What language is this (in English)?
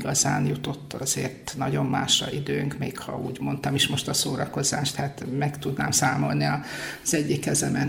Hungarian